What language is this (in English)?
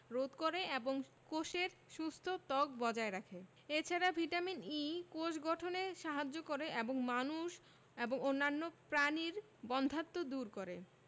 Bangla